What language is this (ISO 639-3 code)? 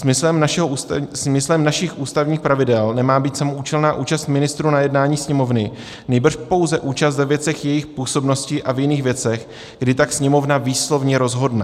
ces